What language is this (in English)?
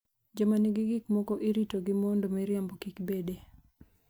Luo (Kenya and Tanzania)